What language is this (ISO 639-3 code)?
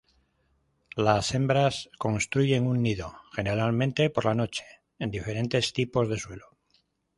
spa